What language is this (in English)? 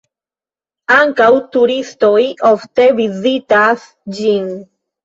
Esperanto